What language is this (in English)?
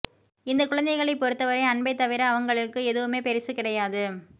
Tamil